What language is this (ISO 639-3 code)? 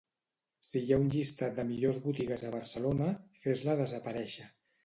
cat